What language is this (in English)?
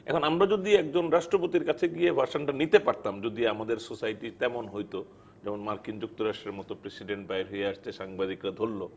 Bangla